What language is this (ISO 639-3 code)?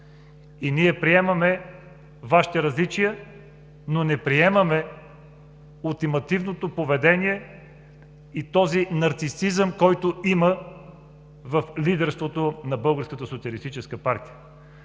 bul